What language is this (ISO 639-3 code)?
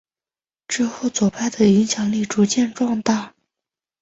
zho